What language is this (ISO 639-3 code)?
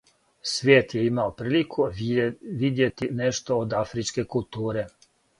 srp